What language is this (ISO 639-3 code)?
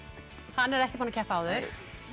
isl